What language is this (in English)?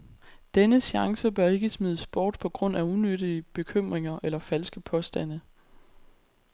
Danish